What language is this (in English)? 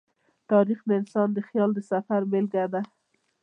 Pashto